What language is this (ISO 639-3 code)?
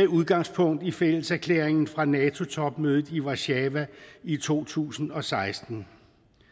dan